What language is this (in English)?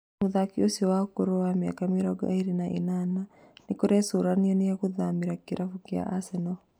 Kikuyu